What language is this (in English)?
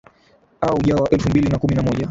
Swahili